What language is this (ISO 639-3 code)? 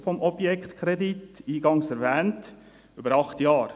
gsw